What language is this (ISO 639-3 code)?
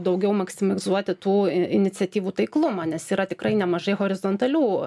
lit